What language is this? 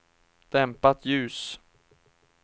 Swedish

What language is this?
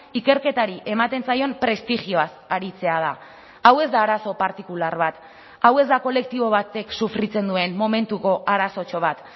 Basque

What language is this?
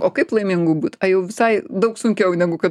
Lithuanian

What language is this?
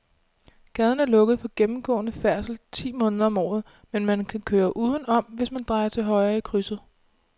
Danish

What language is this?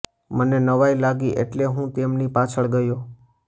Gujarati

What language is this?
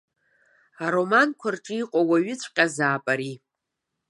Abkhazian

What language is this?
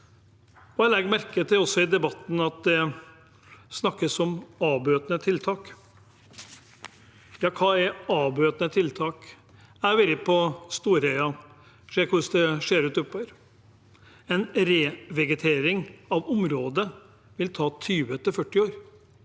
Norwegian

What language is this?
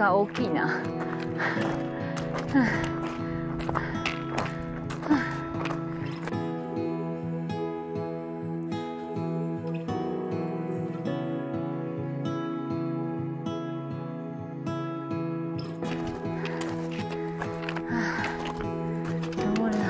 Japanese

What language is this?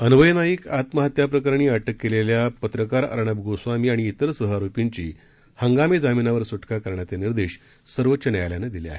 Marathi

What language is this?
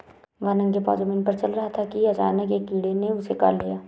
Hindi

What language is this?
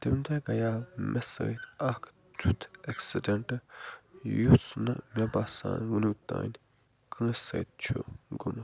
Kashmiri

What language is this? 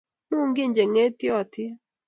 Kalenjin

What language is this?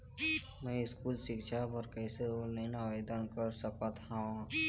Chhattisgarhi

